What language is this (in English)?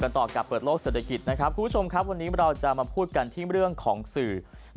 Thai